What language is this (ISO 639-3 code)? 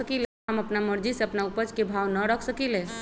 mag